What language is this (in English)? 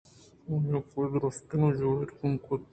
Eastern Balochi